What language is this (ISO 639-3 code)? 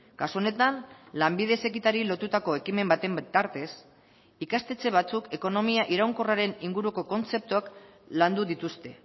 eus